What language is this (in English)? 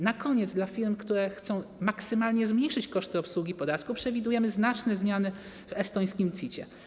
Polish